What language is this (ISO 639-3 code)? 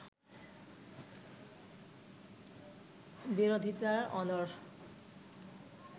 ben